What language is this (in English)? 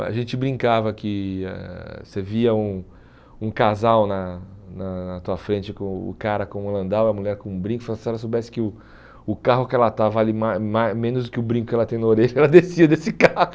Portuguese